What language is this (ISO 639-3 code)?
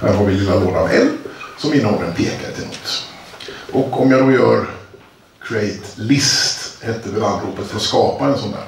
swe